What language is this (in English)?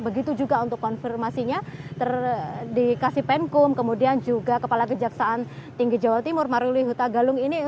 Indonesian